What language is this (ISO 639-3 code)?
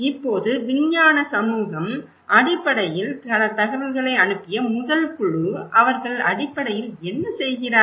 tam